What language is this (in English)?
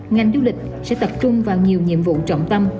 Vietnamese